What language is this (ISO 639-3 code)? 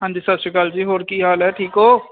pan